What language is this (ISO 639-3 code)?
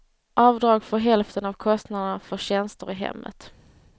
swe